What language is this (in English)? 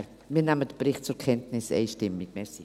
Swiss German